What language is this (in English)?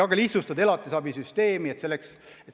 Estonian